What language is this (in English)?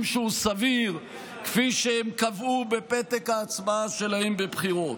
Hebrew